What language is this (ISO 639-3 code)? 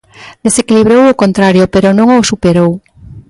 glg